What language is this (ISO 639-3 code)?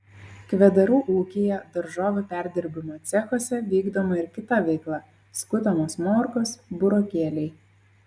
lit